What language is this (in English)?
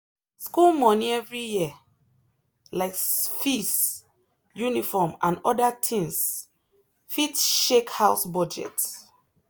Nigerian Pidgin